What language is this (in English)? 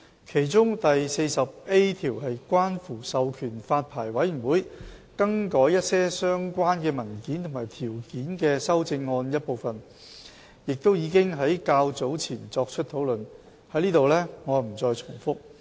Cantonese